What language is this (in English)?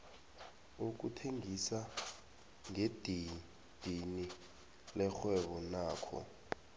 South Ndebele